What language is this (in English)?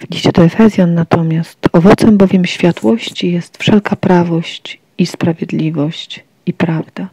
Polish